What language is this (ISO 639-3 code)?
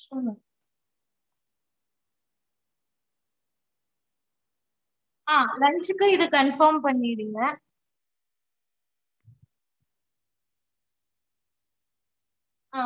tam